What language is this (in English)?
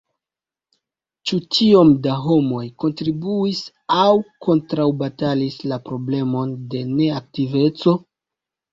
Esperanto